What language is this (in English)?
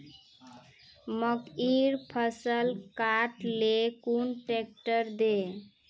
Magahi